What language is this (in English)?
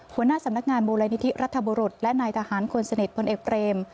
Thai